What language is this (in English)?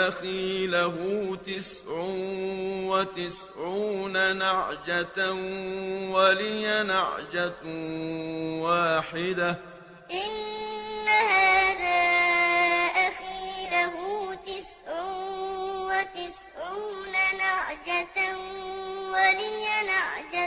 Arabic